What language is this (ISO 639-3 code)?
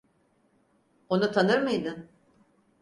tur